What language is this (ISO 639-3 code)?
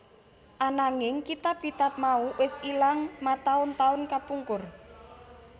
jav